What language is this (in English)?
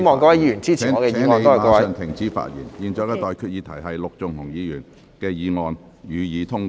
Cantonese